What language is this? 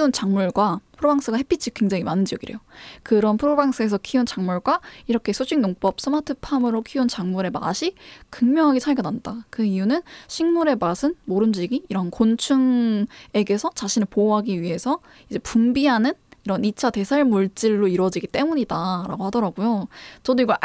Korean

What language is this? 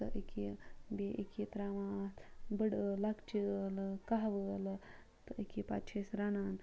Kashmiri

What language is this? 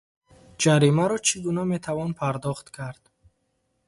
Tajik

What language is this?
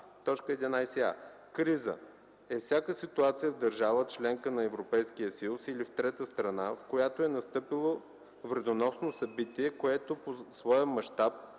Bulgarian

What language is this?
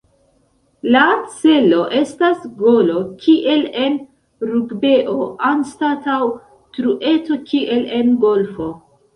Esperanto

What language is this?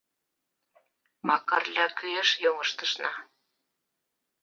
Mari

